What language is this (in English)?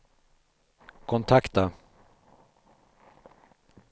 Swedish